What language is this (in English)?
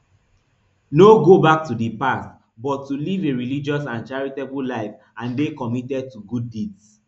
Nigerian Pidgin